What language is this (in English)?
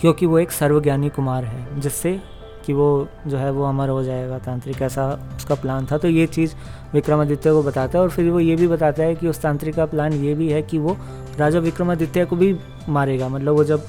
Hindi